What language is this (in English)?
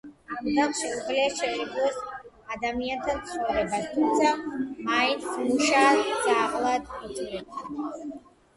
Georgian